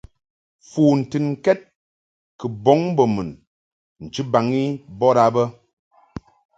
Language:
Mungaka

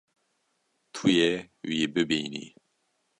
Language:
Kurdish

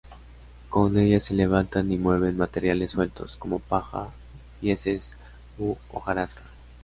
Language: Spanish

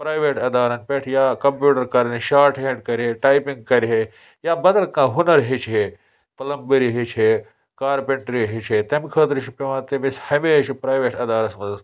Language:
Kashmiri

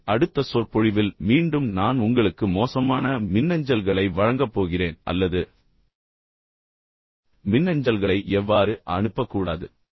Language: Tamil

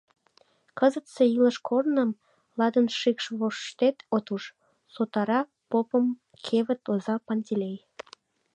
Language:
Mari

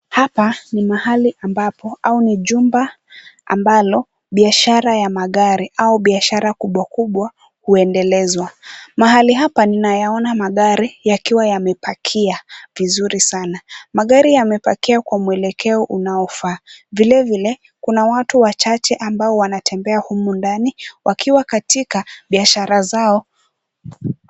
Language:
Swahili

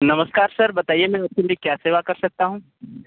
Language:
Hindi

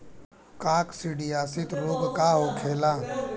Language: Bhojpuri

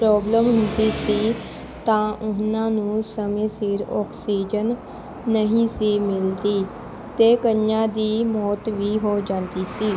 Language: Punjabi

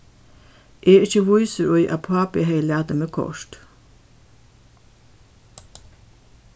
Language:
Faroese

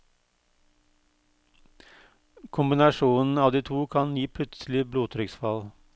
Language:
Norwegian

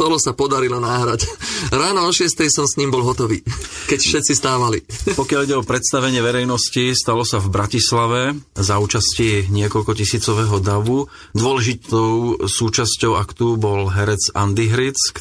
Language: Slovak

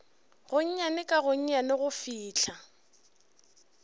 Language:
Northern Sotho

